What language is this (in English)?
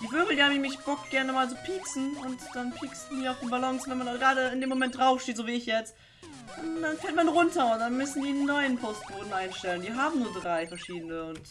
German